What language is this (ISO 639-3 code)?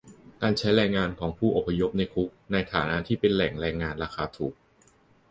tha